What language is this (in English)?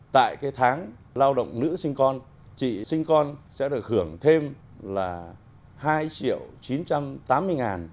Vietnamese